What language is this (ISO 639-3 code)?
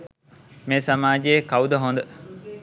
sin